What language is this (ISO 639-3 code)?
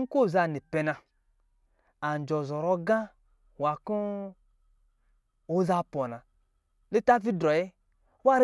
mgi